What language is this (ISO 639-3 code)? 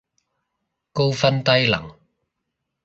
yue